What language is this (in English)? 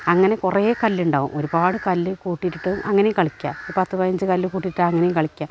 Malayalam